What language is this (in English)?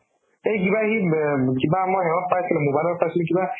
Assamese